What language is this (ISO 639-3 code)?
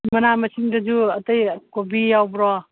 mni